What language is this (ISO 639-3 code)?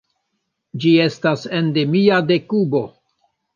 epo